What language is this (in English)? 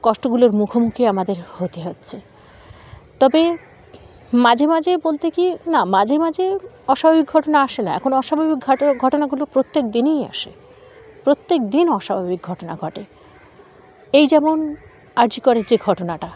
Bangla